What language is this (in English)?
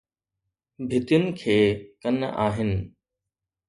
Sindhi